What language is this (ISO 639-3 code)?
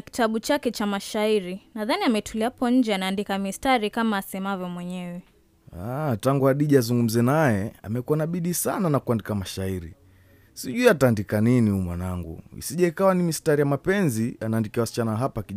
swa